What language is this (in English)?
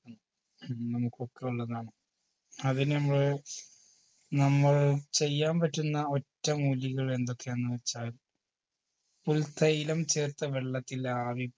Malayalam